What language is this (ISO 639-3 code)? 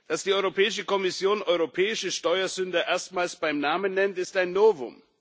deu